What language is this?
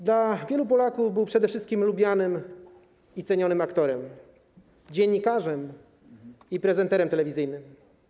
Polish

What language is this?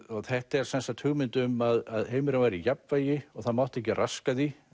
Icelandic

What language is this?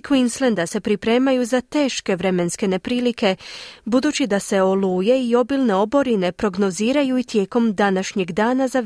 Croatian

